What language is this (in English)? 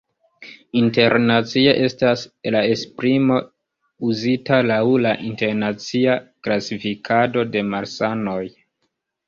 Esperanto